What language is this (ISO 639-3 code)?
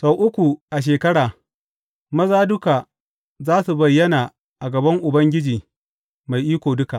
hau